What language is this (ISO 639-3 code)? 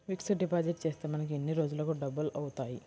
tel